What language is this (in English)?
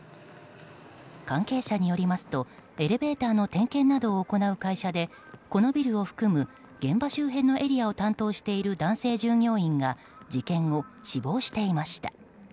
Japanese